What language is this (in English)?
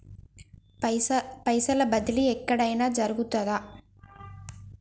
Telugu